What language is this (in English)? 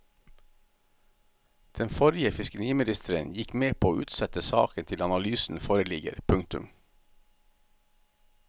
Norwegian